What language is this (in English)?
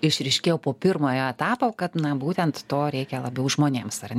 Lithuanian